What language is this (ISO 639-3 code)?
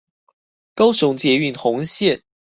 zho